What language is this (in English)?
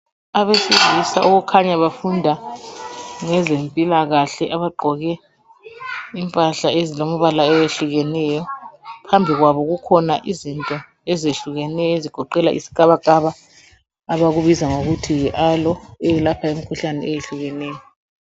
North Ndebele